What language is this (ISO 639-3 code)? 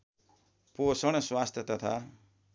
nep